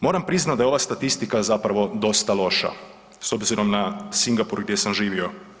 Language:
Croatian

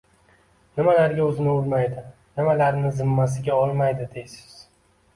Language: Uzbek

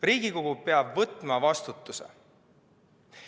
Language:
Estonian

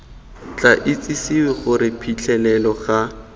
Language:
Tswana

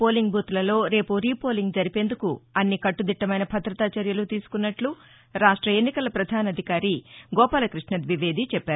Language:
Telugu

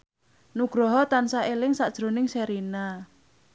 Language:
Javanese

